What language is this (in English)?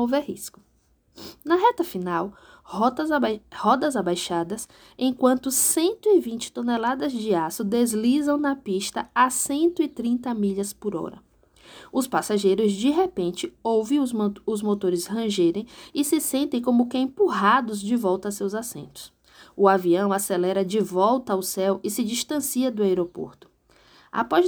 Portuguese